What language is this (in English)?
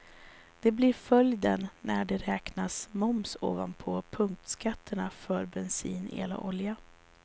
Swedish